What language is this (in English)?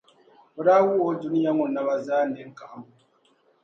Dagbani